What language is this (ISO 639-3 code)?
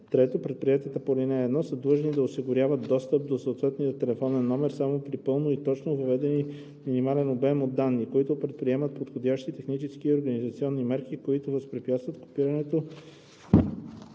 bul